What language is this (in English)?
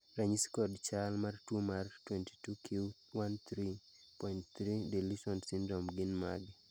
Luo (Kenya and Tanzania)